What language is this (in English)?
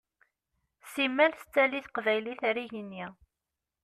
Kabyle